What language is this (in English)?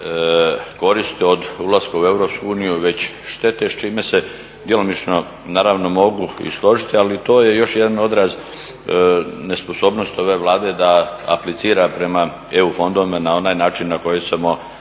Croatian